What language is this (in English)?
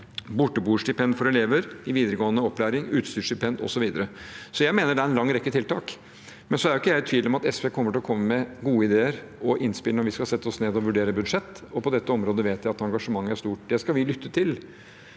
Norwegian